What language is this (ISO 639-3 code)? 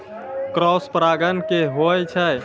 mai